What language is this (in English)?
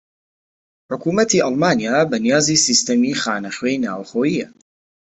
Central Kurdish